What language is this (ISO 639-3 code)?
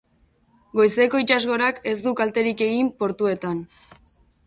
eus